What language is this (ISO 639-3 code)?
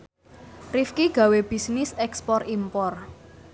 jav